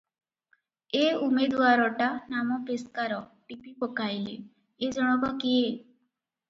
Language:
Odia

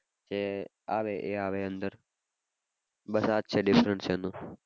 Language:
Gujarati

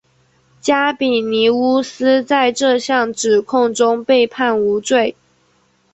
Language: Chinese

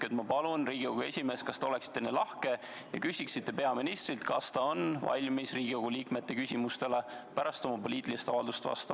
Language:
Estonian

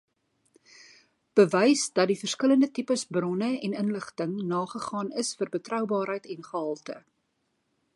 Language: Afrikaans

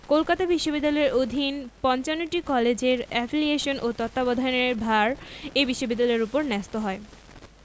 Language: Bangla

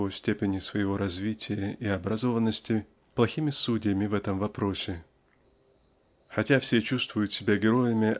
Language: Russian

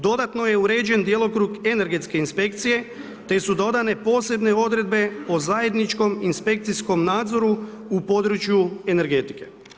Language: Croatian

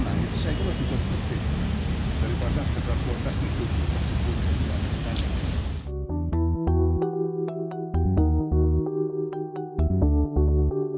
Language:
Indonesian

